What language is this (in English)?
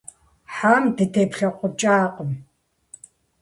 Kabardian